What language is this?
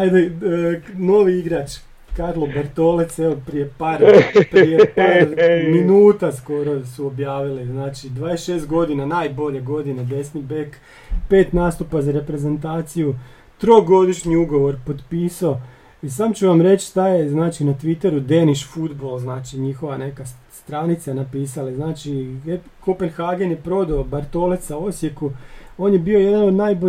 Croatian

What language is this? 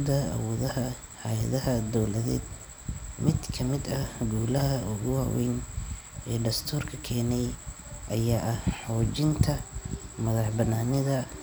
Somali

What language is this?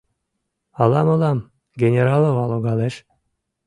Mari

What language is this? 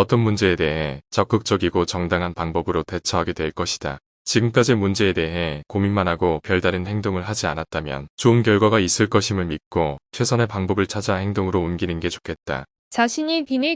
Korean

